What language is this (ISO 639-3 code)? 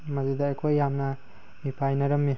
mni